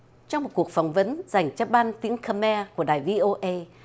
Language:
Vietnamese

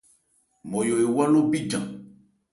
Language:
Ebrié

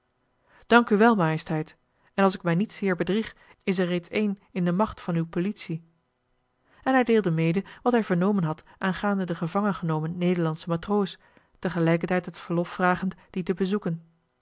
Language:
Dutch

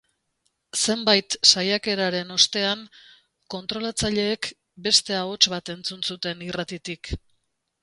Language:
Basque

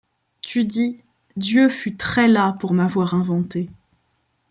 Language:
French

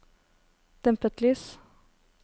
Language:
Norwegian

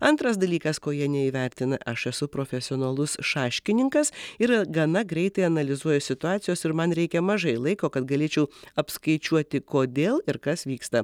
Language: Lithuanian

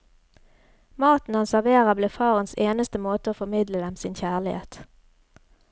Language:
Norwegian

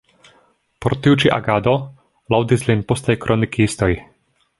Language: Esperanto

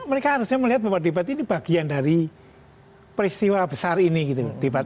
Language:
Indonesian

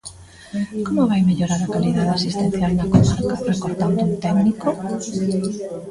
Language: Galician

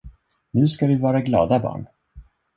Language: Swedish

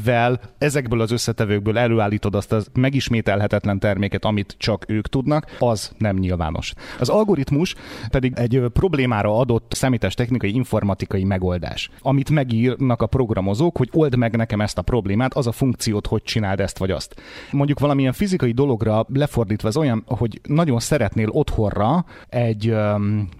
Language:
Hungarian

